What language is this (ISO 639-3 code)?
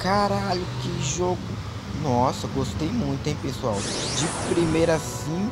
por